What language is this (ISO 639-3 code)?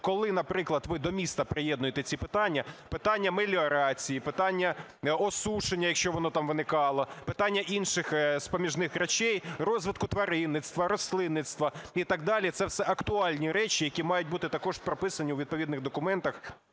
ukr